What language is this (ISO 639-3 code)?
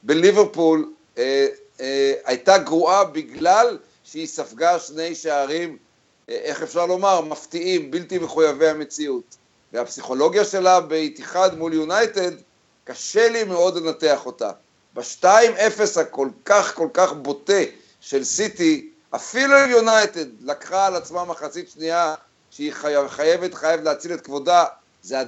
heb